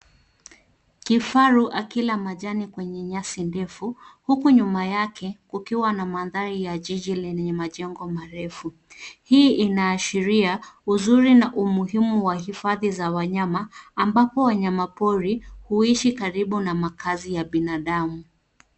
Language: Swahili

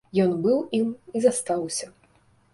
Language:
Belarusian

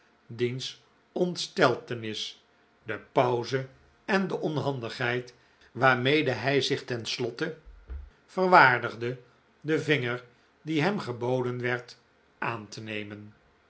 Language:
Dutch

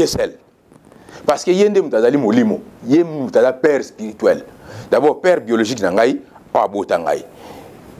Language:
French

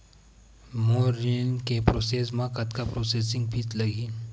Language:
Chhattisgarhi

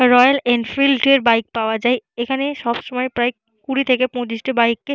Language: Bangla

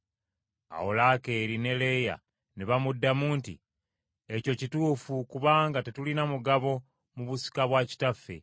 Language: Ganda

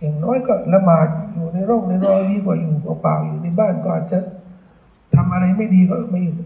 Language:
Thai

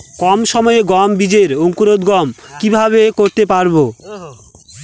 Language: Bangla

